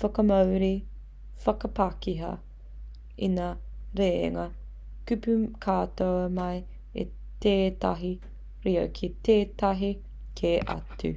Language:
Māori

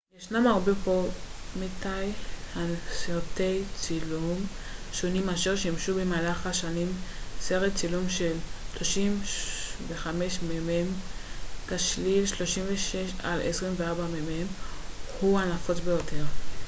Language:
Hebrew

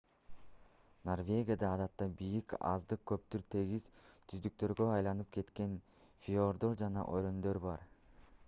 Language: Kyrgyz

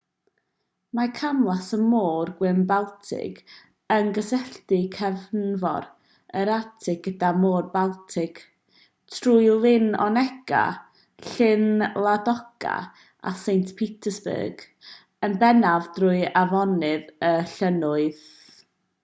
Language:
Welsh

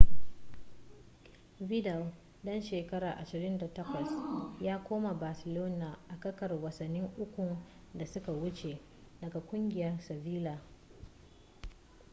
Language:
Hausa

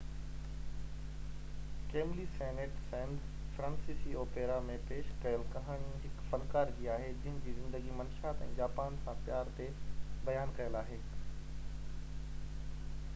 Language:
Sindhi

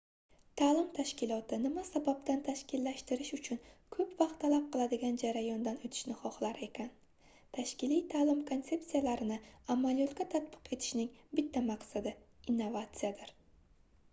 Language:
Uzbek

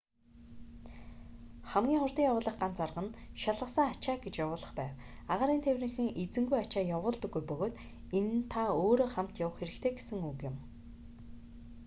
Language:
Mongolian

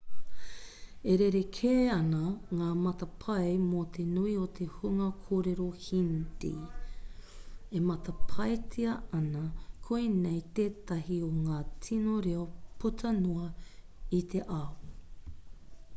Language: Māori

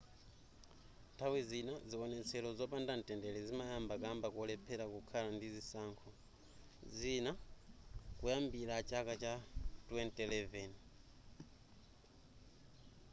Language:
Nyanja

